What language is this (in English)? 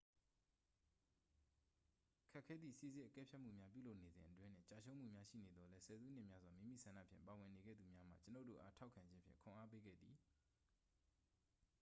Burmese